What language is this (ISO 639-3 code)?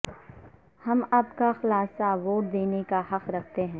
urd